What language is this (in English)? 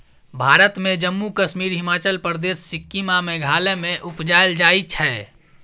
Maithili